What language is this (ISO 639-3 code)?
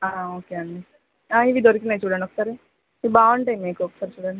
tel